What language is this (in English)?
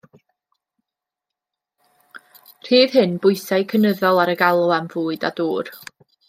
Welsh